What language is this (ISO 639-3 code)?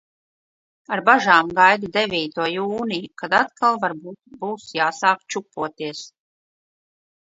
lav